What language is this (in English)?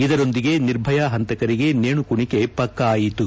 Kannada